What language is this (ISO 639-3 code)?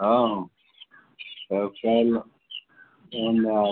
mai